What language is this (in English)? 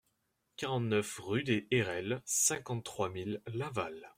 French